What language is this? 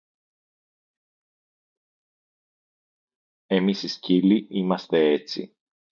Greek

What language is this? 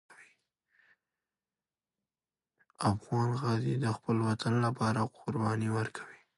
Pashto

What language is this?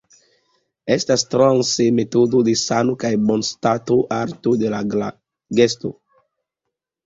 Esperanto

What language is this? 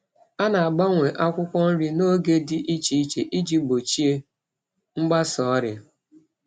Igbo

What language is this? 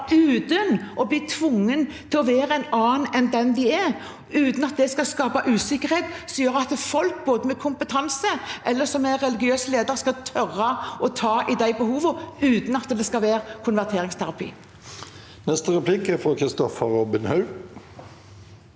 Norwegian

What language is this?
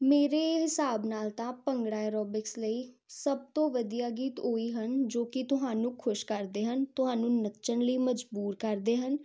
Punjabi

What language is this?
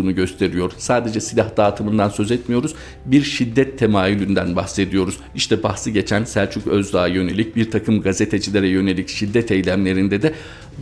Turkish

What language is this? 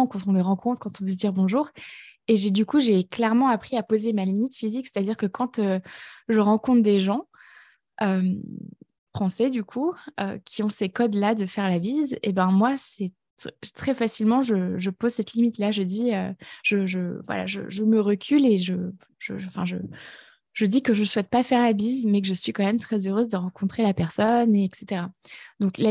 French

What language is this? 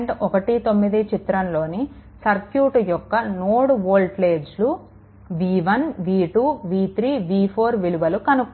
Telugu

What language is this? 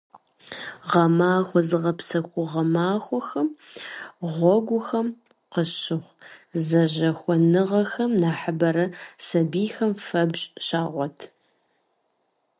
Kabardian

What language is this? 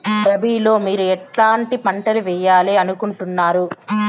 Telugu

